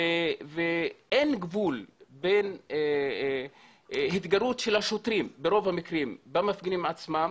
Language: Hebrew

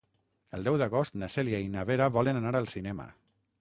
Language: Catalan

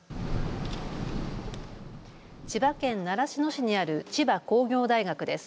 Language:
Japanese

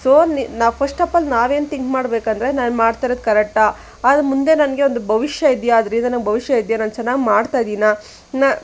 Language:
Kannada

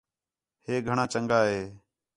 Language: Khetrani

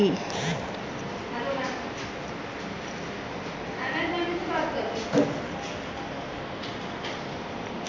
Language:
Bhojpuri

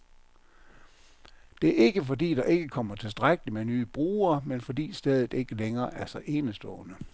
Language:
Danish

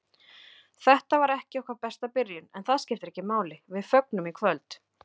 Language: Icelandic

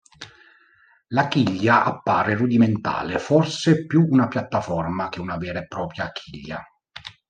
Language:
Italian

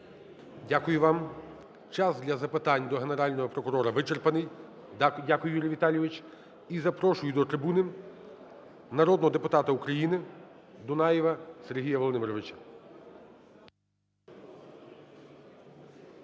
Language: Ukrainian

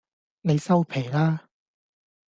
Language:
Cantonese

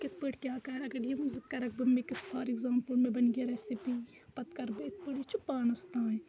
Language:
Kashmiri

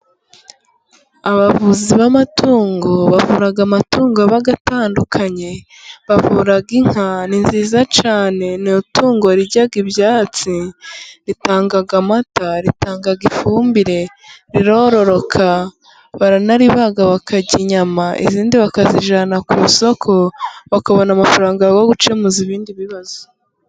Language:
Kinyarwanda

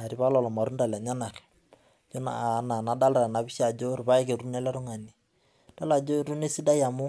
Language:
Masai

